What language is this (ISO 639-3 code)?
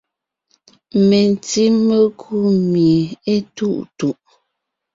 nnh